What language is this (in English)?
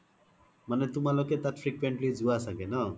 Assamese